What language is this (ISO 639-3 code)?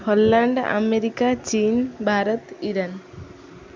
ori